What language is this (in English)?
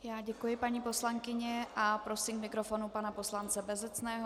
Czech